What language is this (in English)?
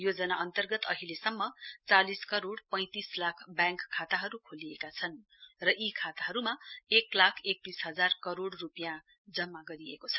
Nepali